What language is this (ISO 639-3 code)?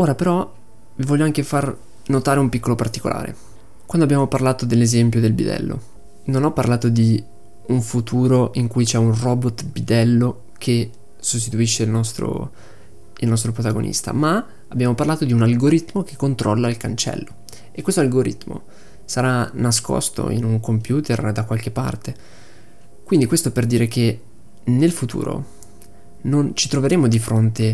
ita